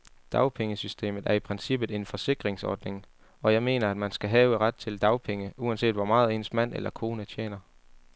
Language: Danish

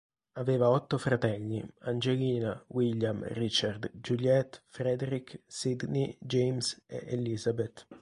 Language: Italian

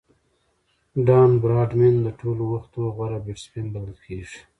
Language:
Pashto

